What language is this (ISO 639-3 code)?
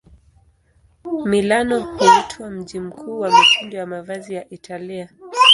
swa